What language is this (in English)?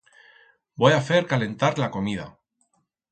Aragonese